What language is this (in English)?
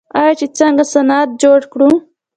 Pashto